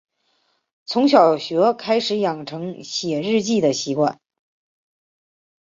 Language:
Chinese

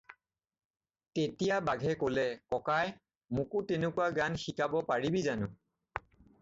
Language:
Assamese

